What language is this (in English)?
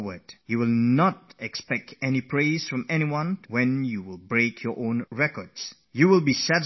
English